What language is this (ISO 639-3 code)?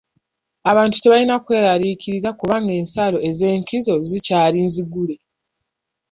lug